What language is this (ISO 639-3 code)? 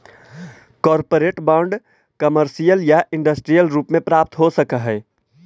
mag